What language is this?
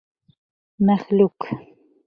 Bashkir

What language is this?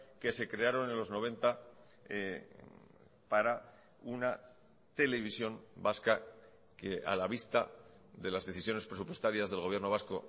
Spanish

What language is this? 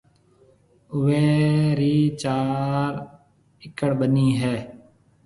Marwari (Pakistan)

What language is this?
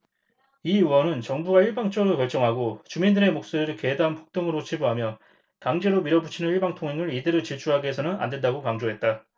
Korean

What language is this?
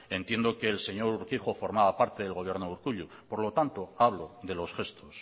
Spanish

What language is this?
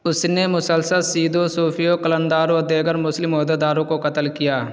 Urdu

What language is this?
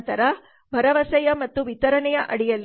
Kannada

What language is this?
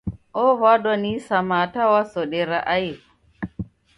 Taita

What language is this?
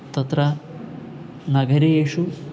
Sanskrit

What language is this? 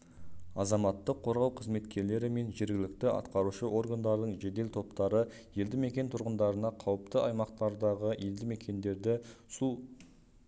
Kazakh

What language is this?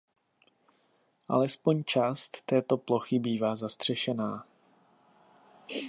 Czech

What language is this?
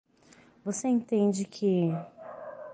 Portuguese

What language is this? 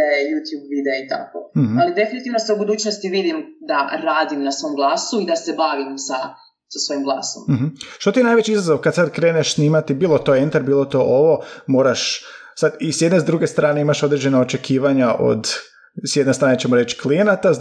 Croatian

